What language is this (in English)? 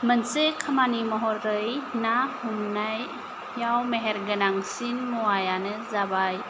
Bodo